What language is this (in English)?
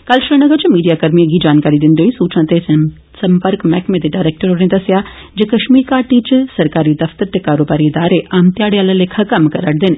Dogri